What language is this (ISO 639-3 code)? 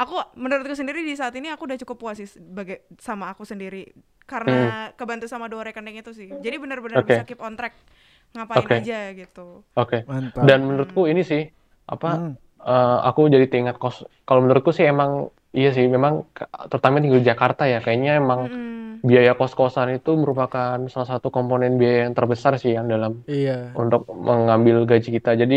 ind